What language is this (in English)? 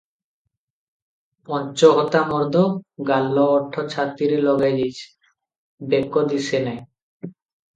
Odia